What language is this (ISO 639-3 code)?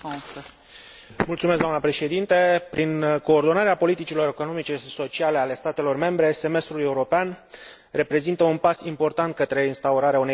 ron